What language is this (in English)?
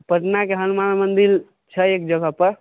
Maithili